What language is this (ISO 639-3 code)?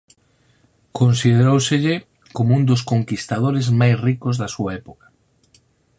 glg